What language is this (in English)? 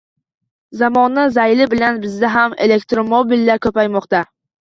Uzbek